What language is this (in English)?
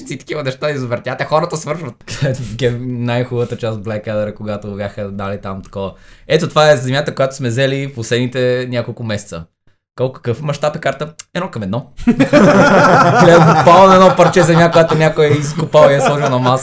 Bulgarian